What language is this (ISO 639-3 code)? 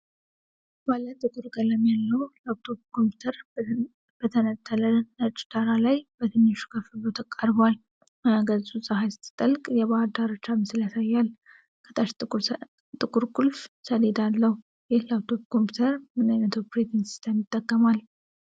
amh